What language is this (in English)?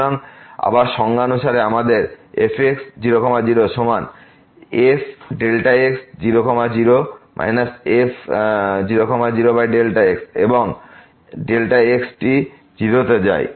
Bangla